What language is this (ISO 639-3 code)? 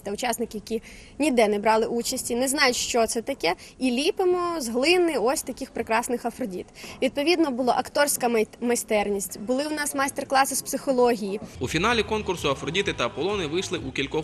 ukr